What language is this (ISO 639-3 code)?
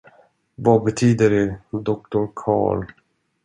swe